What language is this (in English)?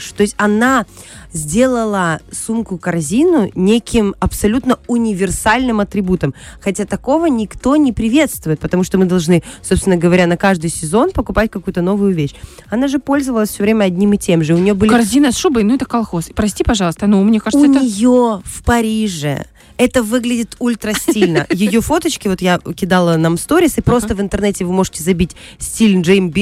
Russian